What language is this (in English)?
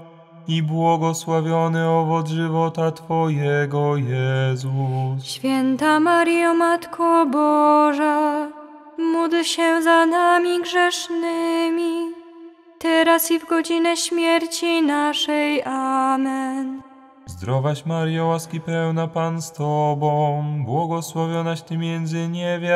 Polish